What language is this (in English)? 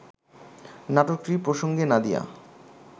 Bangla